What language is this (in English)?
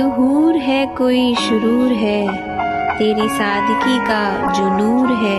Hindi